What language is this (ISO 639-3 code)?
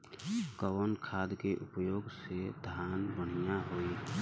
bho